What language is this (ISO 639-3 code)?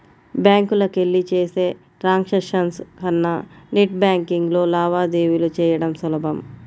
tel